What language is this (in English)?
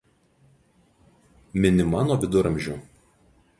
Lithuanian